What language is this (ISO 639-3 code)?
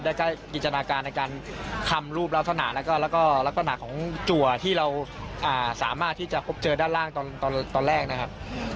tha